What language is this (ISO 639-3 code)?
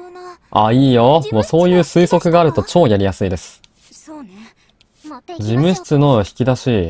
jpn